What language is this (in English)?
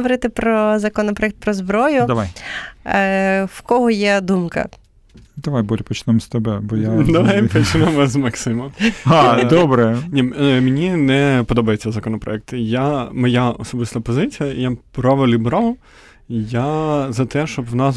Ukrainian